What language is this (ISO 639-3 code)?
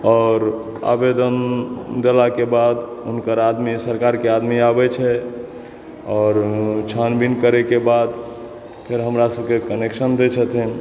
mai